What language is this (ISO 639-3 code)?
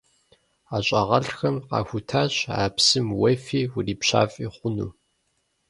kbd